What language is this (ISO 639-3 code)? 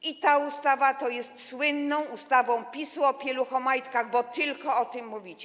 pol